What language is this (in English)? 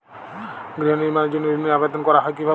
Bangla